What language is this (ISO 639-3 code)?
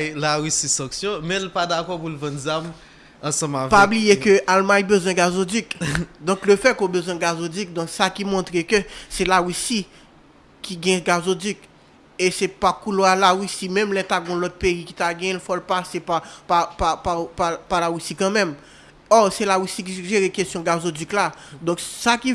fra